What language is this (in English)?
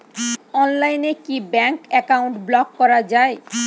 Bangla